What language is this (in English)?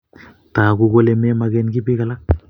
Kalenjin